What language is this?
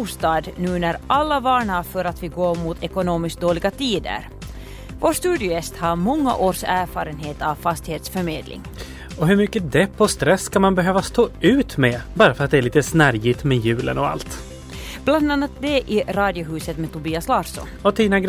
Swedish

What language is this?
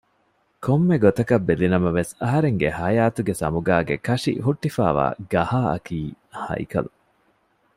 Divehi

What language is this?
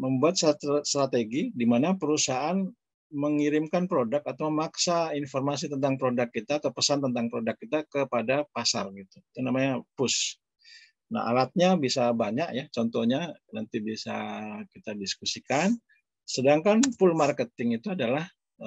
Indonesian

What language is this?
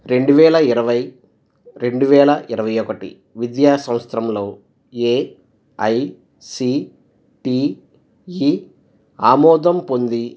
Telugu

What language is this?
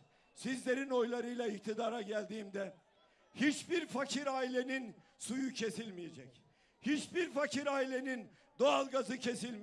Turkish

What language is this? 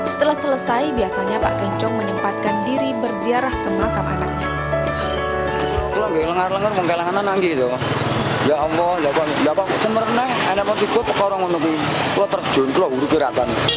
Indonesian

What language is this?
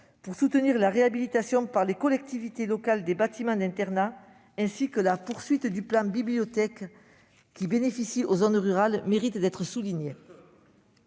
French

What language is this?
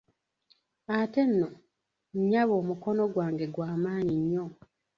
Ganda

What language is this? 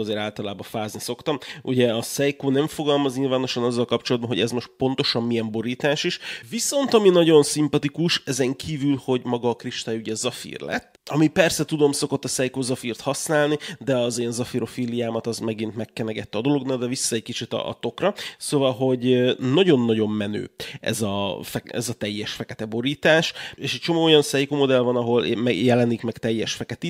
Hungarian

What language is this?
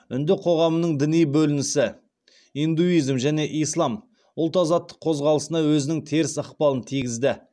Kazakh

